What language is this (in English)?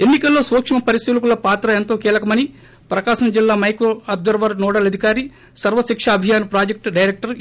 Telugu